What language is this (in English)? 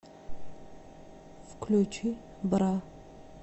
Russian